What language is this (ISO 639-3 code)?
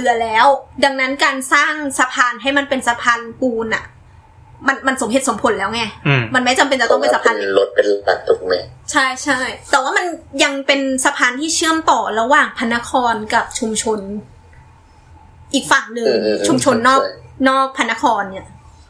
tha